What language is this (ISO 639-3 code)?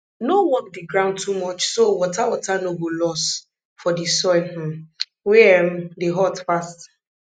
pcm